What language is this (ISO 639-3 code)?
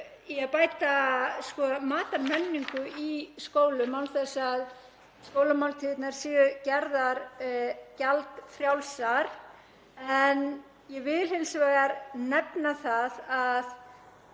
isl